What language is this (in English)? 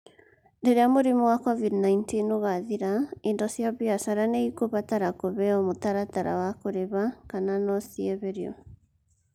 Kikuyu